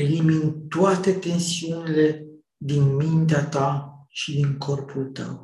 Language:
Romanian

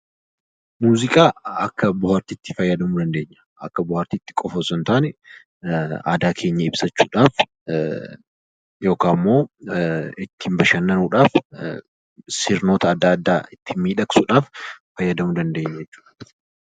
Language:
Oromo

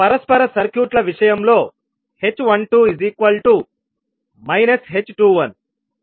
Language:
Telugu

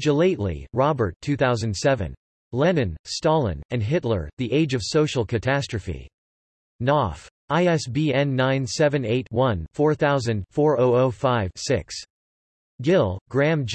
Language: English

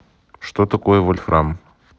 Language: Russian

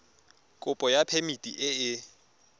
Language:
Tswana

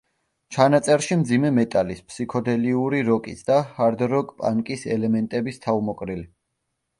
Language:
Georgian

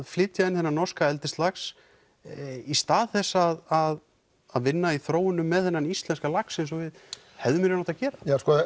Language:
Icelandic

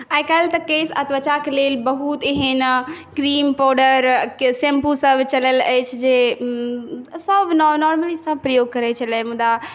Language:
Maithili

